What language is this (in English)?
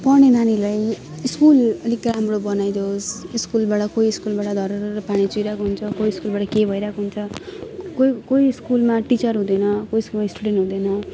Nepali